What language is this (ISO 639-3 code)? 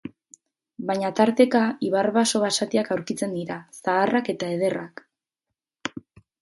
eus